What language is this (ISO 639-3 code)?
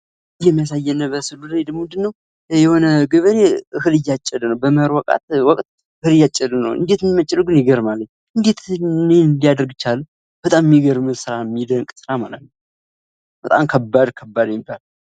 amh